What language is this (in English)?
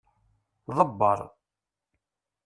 Kabyle